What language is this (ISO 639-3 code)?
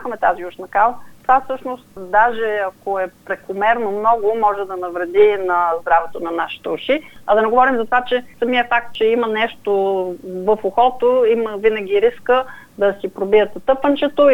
bul